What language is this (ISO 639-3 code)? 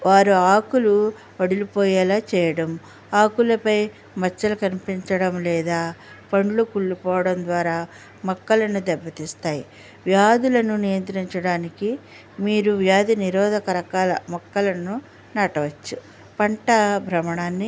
tel